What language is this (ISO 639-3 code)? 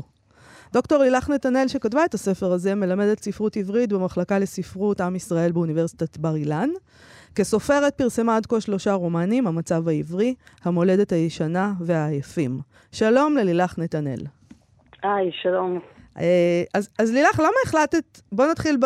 heb